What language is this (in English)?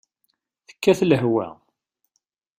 Kabyle